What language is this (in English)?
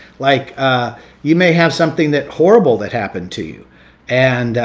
English